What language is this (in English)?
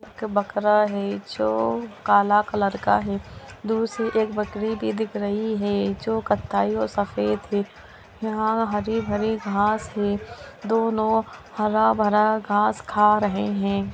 Magahi